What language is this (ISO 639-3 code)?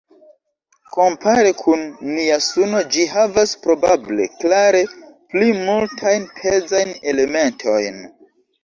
epo